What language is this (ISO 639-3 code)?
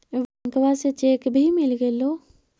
mag